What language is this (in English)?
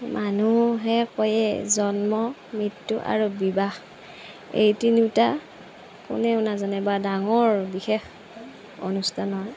Assamese